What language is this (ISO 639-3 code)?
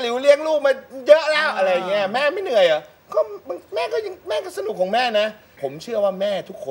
tha